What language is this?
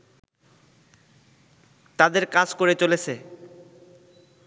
Bangla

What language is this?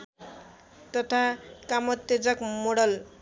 Nepali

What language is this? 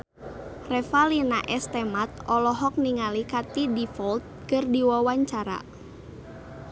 Sundanese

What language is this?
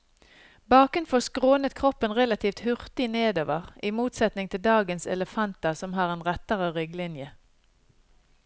Norwegian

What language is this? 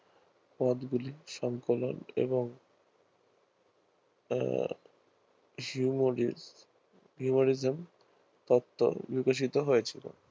Bangla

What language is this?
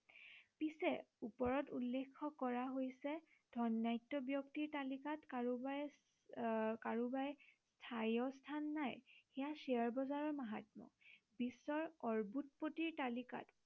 Assamese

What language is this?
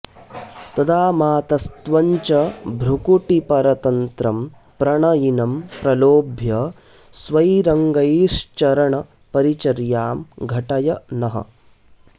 Sanskrit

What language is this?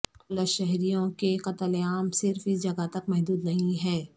Urdu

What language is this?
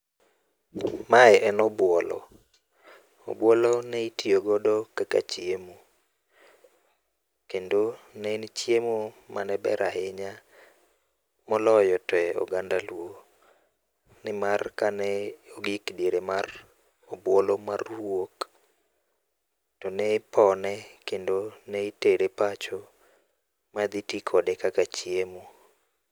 Luo (Kenya and Tanzania)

